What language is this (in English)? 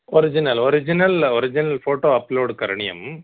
Sanskrit